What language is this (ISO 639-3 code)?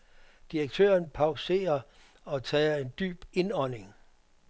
dan